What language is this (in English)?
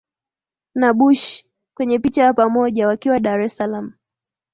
Swahili